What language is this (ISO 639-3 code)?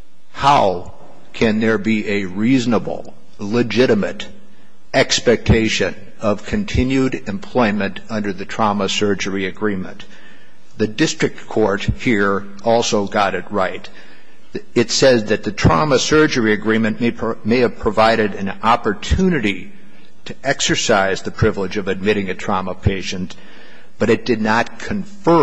eng